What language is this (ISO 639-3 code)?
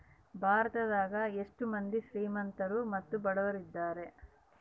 kan